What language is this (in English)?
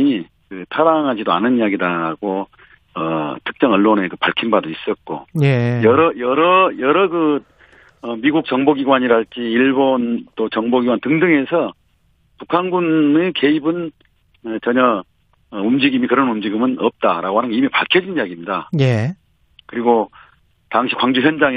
Korean